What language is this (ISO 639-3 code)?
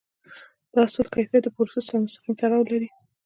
pus